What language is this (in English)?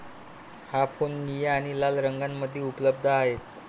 Marathi